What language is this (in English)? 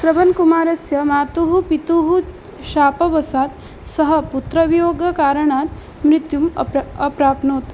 Sanskrit